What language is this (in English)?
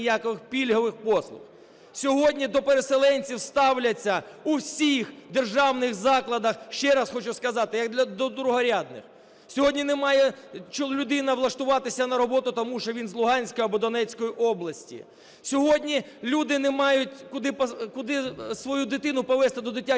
Ukrainian